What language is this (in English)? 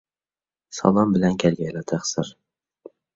Uyghur